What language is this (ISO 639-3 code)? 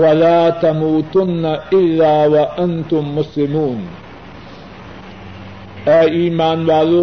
urd